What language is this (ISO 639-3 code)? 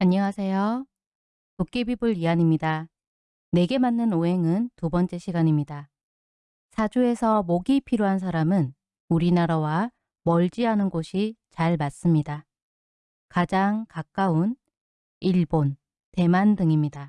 kor